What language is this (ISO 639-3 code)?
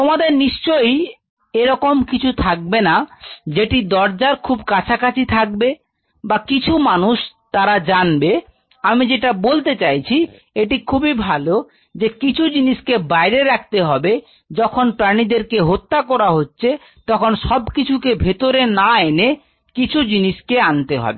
ben